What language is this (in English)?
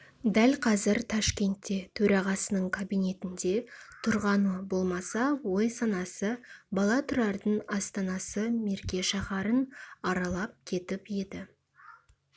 Kazakh